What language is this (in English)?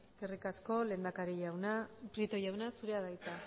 Basque